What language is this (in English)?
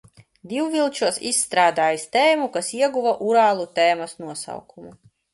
Latvian